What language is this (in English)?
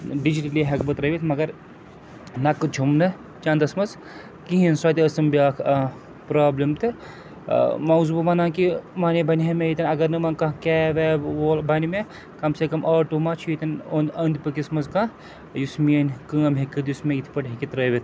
Kashmiri